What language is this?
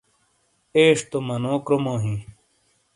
Shina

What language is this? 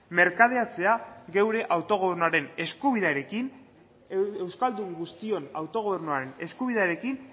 Basque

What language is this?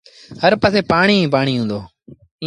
Sindhi Bhil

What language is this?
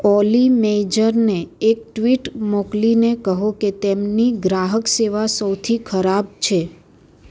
Gujarati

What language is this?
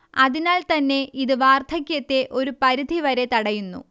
Malayalam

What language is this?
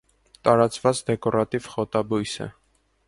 Armenian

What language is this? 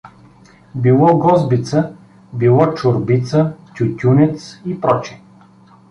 Bulgarian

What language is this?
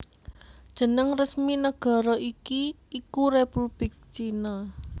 Javanese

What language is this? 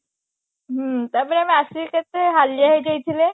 Odia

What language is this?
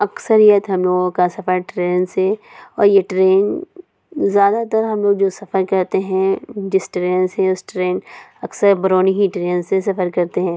Urdu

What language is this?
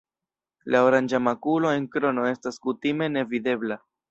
Esperanto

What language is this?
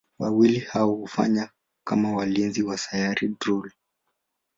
Swahili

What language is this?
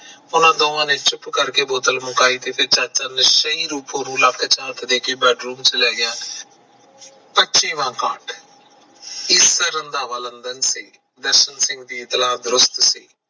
Punjabi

